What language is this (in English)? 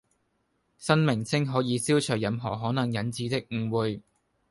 Cantonese